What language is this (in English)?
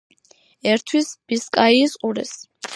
Georgian